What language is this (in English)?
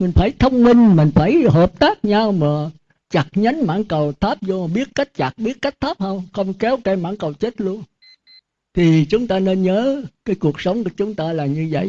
Vietnamese